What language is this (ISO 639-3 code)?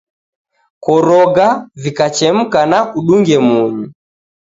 dav